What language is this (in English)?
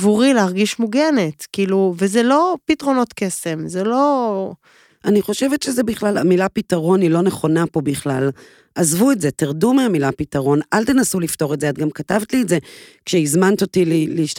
Hebrew